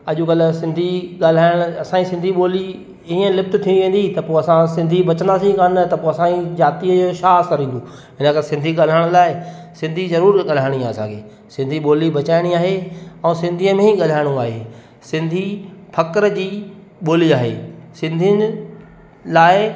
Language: Sindhi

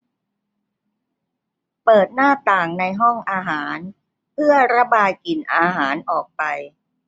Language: Thai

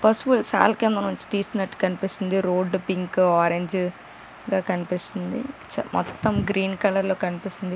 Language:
Telugu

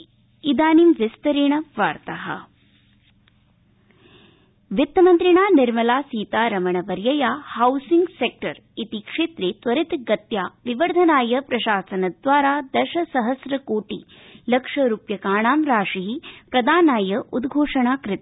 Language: Sanskrit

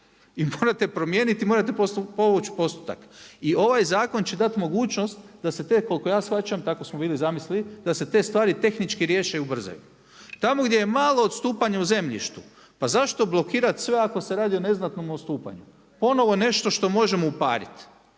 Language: Croatian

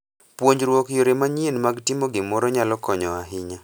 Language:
Luo (Kenya and Tanzania)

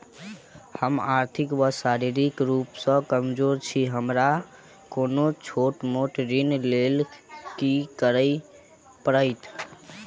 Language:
Maithili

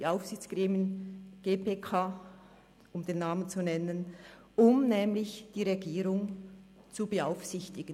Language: Swiss German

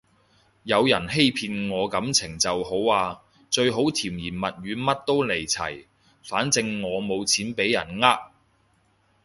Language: Cantonese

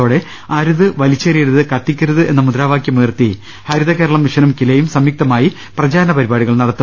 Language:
Malayalam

